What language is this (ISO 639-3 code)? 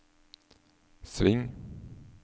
nor